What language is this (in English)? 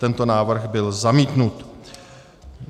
Czech